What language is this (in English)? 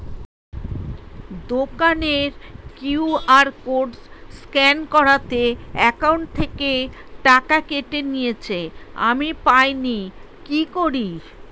Bangla